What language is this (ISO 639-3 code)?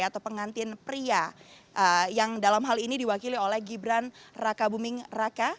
ind